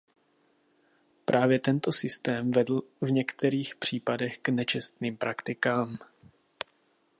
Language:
Czech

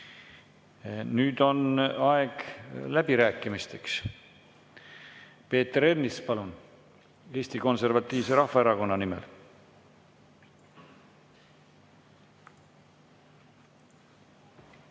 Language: Estonian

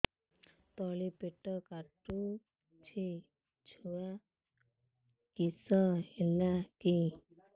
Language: Odia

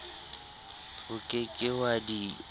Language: Southern Sotho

